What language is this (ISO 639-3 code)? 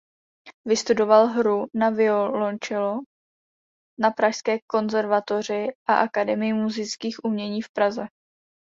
ces